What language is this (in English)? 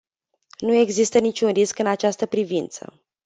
Romanian